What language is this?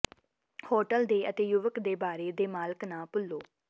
Punjabi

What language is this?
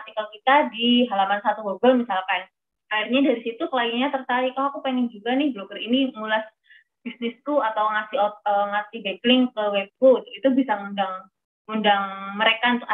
Indonesian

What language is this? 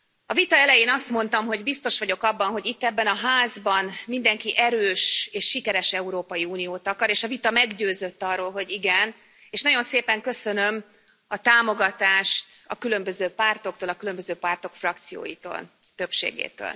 Hungarian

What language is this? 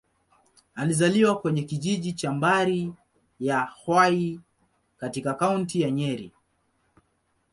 Swahili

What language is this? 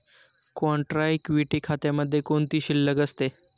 Marathi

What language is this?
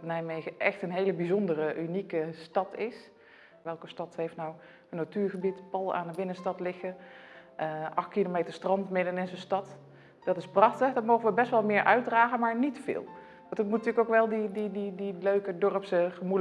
Dutch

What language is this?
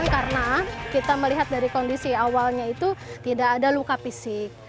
Indonesian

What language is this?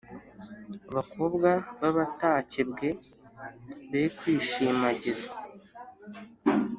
Kinyarwanda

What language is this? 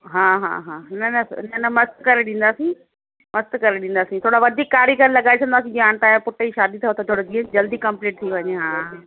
Sindhi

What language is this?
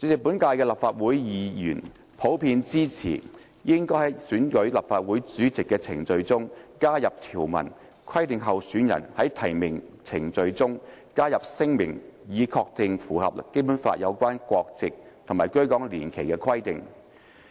Cantonese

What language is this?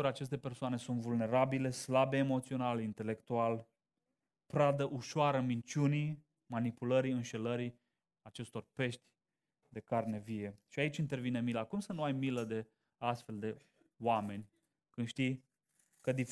Romanian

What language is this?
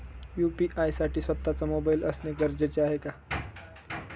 Marathi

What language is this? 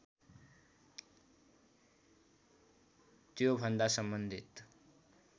Nepali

